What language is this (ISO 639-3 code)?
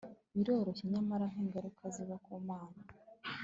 kin